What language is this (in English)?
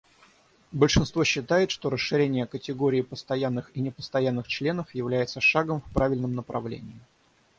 Russian